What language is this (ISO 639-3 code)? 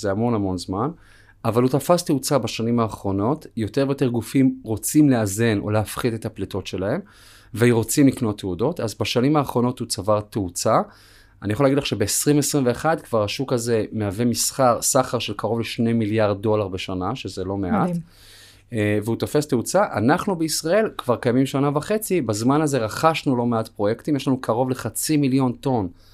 heb